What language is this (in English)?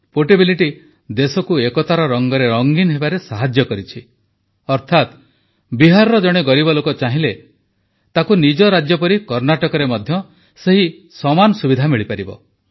Odia